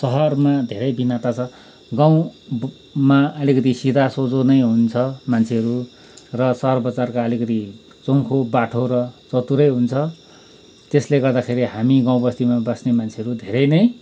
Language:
Nepali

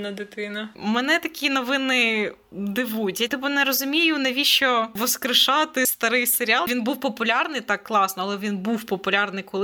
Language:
Ukrainian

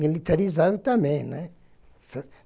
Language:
Portuguese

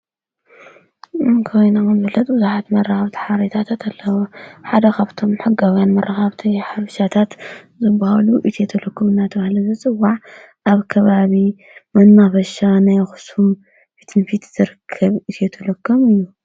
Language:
Tigrinya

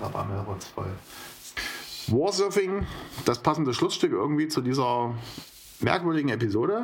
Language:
German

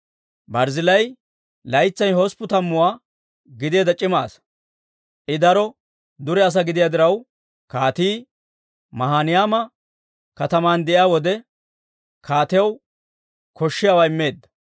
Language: Dawro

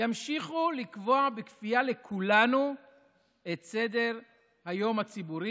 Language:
Hebrew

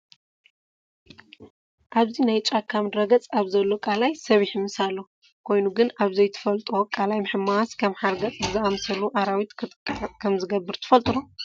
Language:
Tigrinya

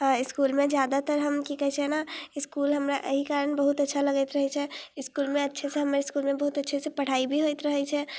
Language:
Maithili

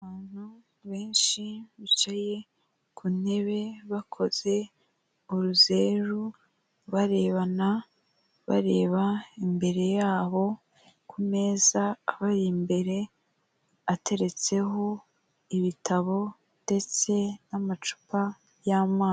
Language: Kinyarwanda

